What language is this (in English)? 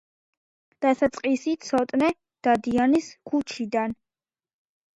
Georgian